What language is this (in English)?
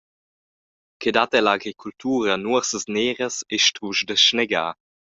Romansh